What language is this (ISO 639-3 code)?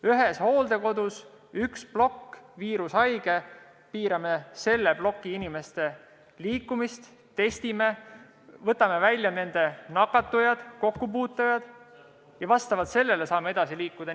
est